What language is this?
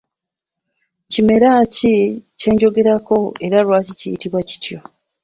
Ganda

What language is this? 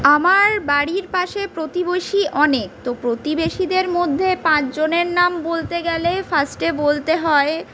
Bangla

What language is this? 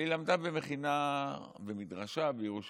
Hebrew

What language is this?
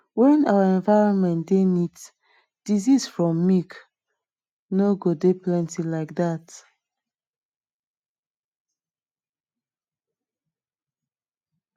Nigerian Pidgin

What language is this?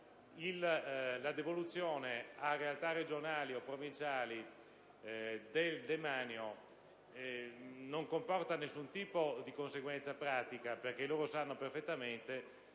Italian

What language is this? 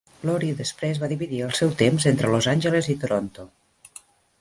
Catalan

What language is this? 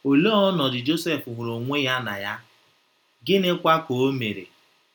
Igbo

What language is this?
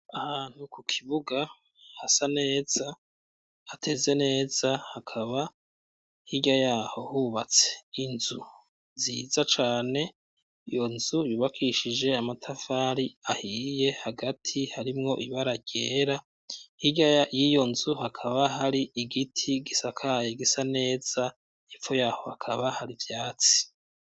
Rundi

